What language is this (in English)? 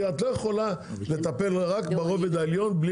Hebrew